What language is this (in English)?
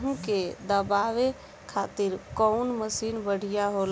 Bhojpuri